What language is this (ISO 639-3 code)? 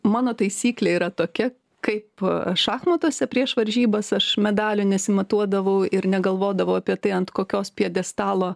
lit